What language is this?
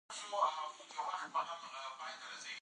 Pashto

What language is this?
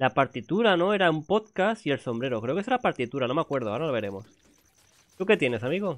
Spanish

